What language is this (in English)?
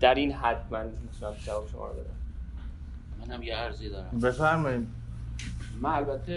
Persian